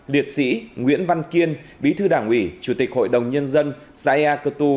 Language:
Vietnamese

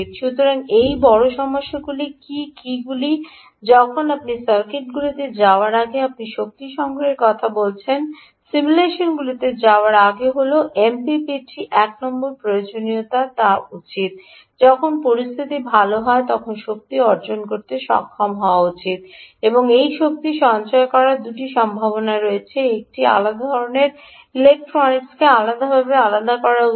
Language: Bangla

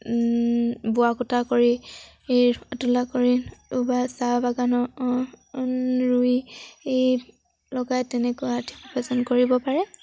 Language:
Assamese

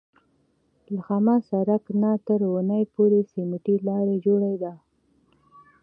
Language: Pashto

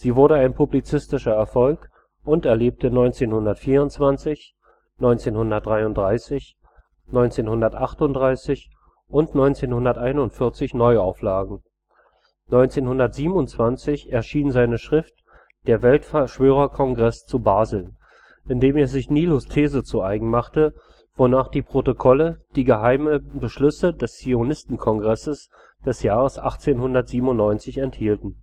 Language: German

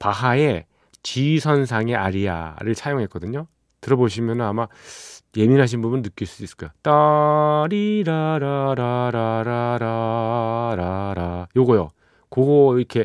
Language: Korean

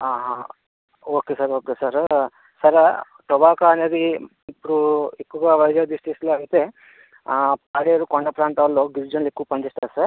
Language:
Telugu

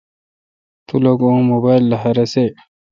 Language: Kalkoti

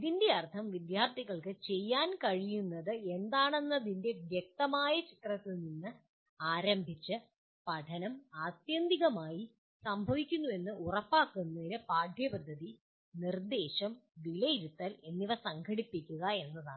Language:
Malayalam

